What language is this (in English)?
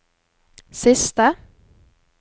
Norwegian